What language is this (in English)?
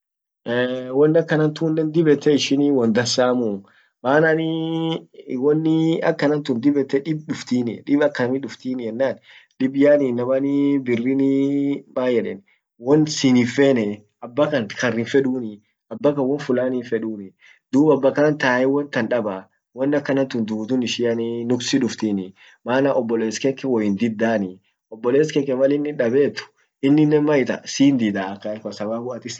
Orma